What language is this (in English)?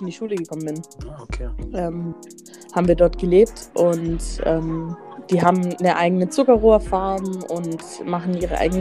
German